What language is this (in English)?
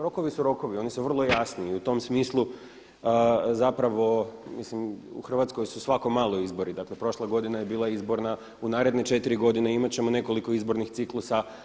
Croatian